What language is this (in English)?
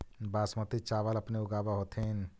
Magahi